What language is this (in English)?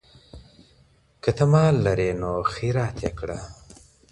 Pashto